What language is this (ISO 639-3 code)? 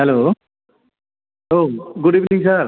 brx